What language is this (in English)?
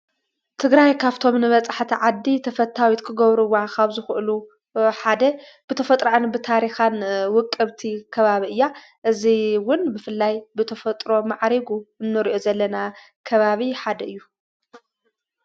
Tigrinya